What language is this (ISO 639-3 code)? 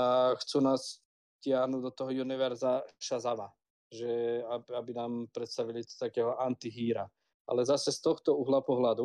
slk